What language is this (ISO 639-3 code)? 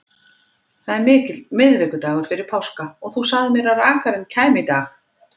isl